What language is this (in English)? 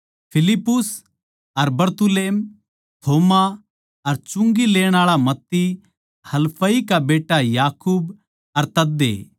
Haryanvi